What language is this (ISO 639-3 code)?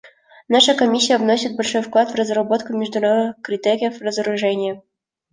rus